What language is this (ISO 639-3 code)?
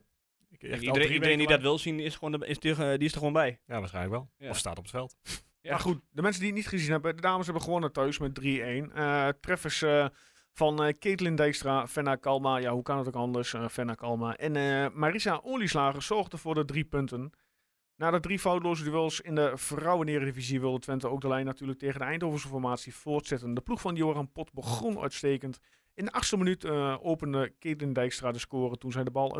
nld